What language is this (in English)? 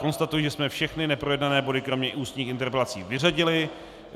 Czech